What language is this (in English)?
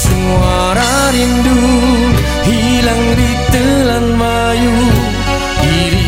Malay